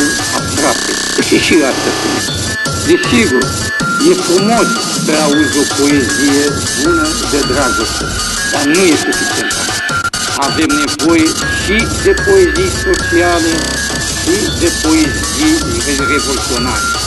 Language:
Romanian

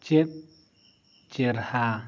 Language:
Santali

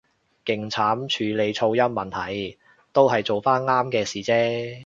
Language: Cantonese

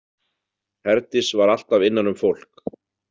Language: Icelandic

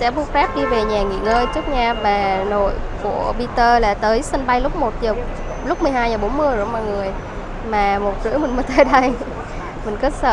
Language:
Vietnamese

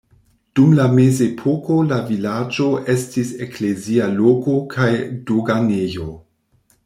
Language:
Esperanto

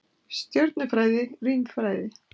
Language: Icelandic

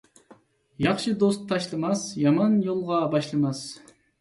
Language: Uyghur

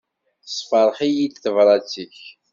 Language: Kabyle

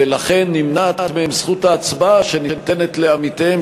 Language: Hebrew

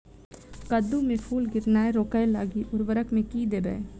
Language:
Maithili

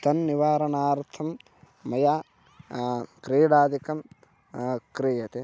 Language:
Sanskrit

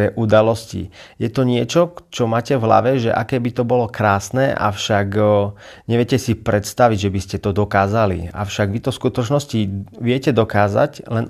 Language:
Slovak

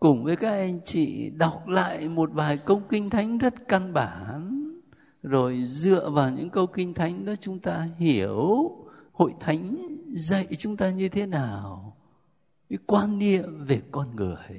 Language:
Vietnamese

